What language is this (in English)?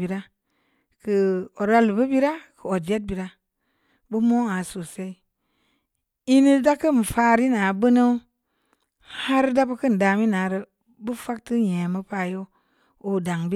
Samba Leko